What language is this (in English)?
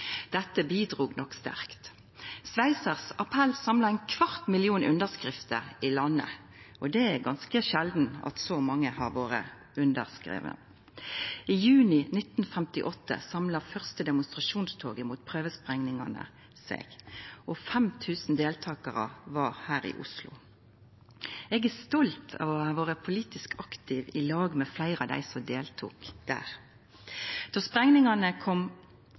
Norwegian Nynorsk